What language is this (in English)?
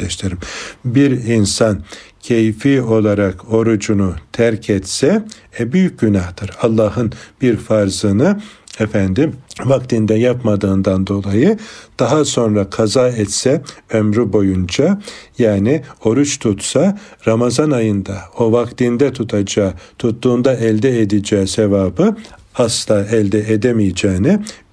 Turkish